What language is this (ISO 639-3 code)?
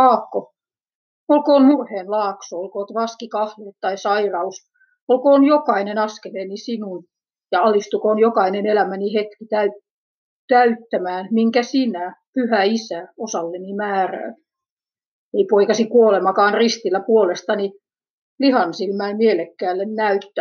fin